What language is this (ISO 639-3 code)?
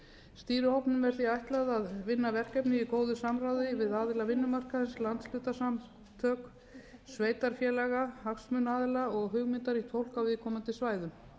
isl